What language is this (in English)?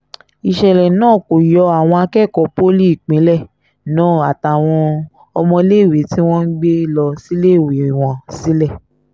Yoruba